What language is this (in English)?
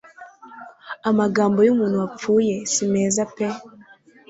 Kinyarwanda